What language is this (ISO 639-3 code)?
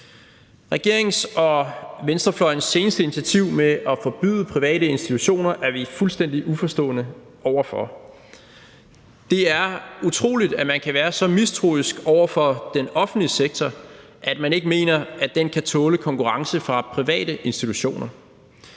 dan